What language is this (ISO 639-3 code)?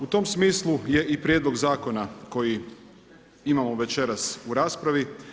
hrv